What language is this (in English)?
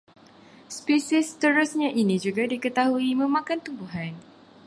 Malay